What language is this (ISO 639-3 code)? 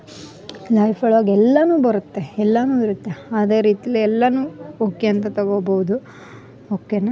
kan